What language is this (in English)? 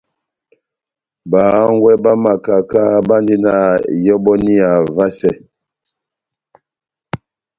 Batanga